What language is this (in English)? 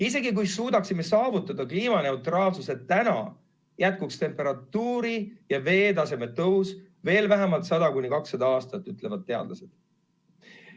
Estonian